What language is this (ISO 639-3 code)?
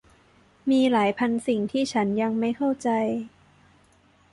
tha